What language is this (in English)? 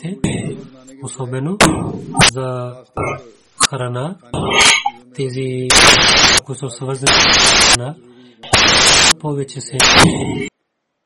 Bulgarian